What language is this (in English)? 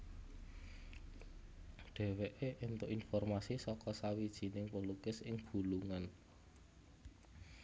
Javanese